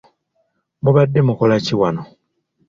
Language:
Ganda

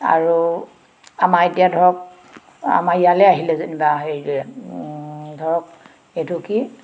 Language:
Assamese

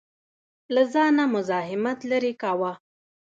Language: Pashto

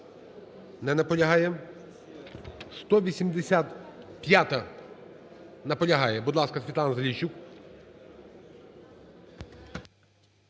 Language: Ukrainian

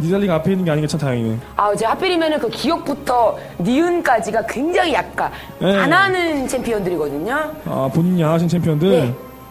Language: Korean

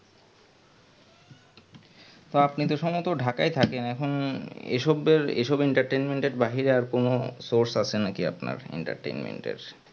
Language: Bangla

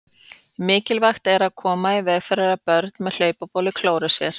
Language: Icelandic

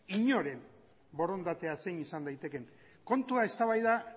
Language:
Basque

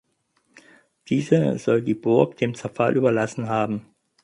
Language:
German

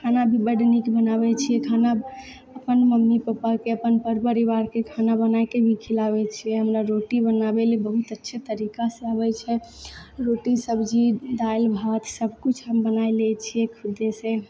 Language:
Maithili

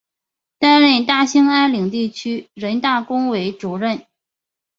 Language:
Chinese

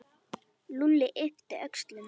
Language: Icelandic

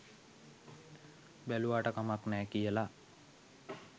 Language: Sinhala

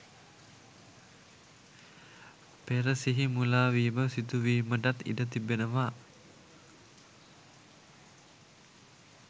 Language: Sinhala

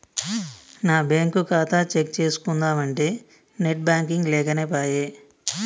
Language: Telugu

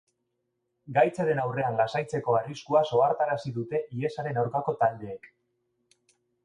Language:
Basque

